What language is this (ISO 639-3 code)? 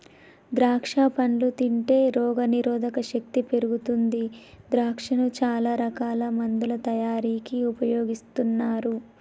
tel